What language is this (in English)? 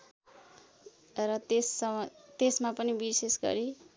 Nepali